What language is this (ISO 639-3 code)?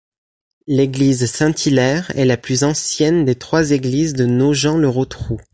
fra